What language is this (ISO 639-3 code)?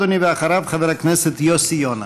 heb